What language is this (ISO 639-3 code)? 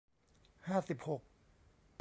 tha